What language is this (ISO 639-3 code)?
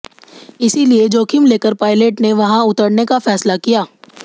hin